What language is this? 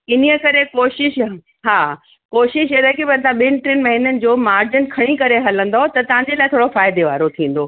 Sindhi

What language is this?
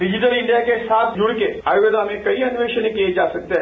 Hindi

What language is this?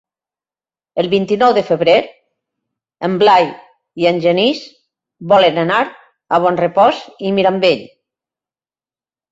Catalan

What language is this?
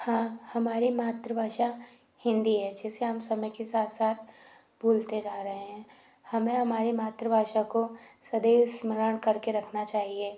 Hindi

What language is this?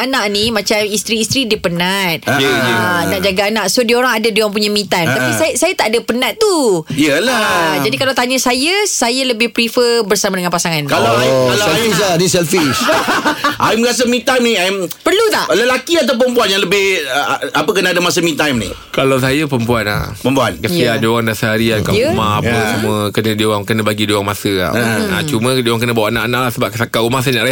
Malay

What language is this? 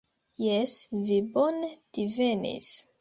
Esperanto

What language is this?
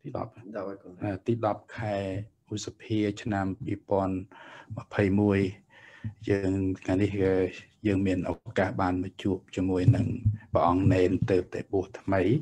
Thai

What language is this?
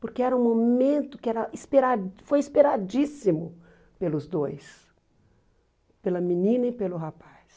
Portuguese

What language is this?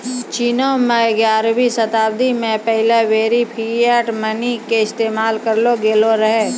Maithili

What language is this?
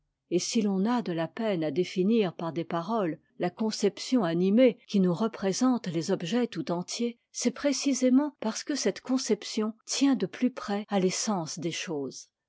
French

